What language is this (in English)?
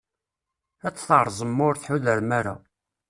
Kabyle